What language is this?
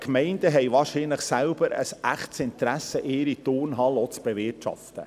Swiss German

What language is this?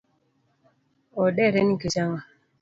Luo (Kenya and Tanzania)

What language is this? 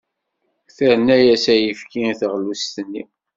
Kabyle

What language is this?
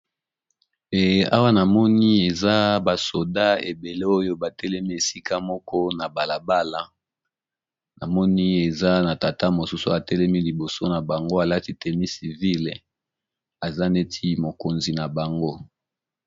Lingala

